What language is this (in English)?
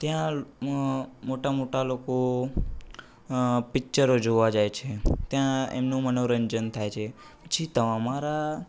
Gujarati